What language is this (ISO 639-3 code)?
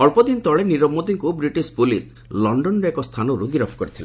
ori